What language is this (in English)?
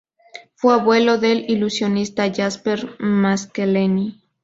Spanish